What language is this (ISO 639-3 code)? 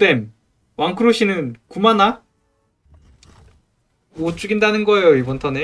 kor